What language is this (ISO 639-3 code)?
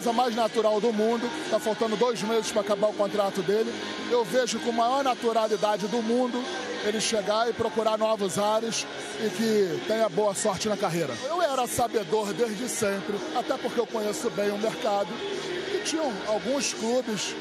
por